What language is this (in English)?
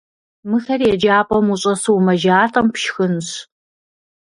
Kabardian